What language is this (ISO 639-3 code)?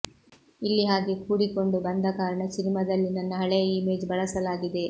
kan